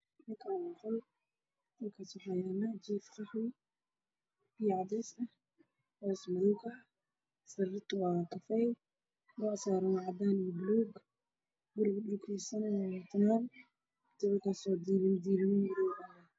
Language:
Somali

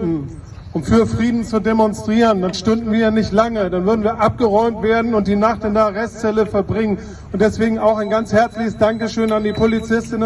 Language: German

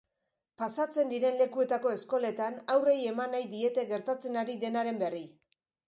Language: Basque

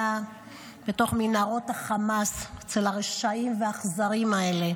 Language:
Hebrew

